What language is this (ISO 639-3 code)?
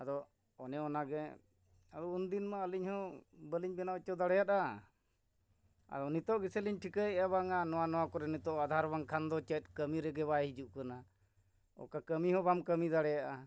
sat